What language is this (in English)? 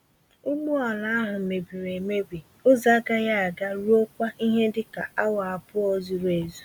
Igbo